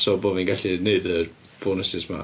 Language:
Welsh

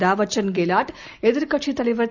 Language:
Tamil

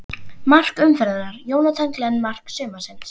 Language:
Icelandic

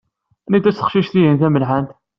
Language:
Kabyle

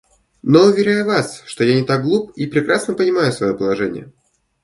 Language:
Russian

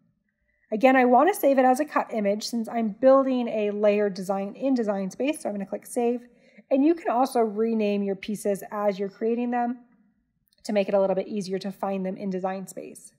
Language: English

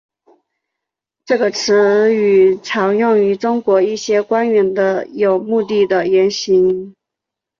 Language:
Chinese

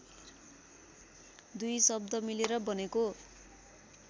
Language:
Nepali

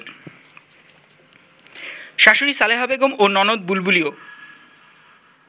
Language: Bangla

